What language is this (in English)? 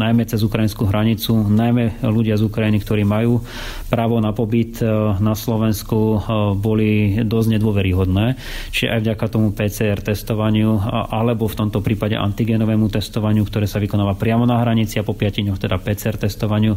Slovak